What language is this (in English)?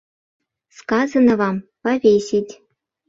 Mari